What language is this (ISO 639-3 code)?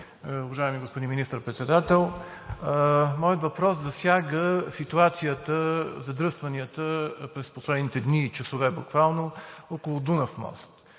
bul